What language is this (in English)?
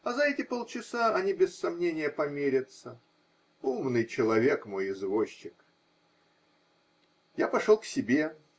Russian